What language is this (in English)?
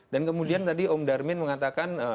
Indonesian